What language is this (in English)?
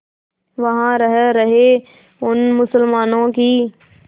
Hindi